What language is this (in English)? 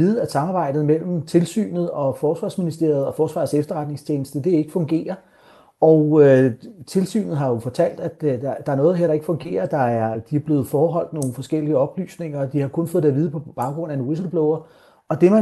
Danish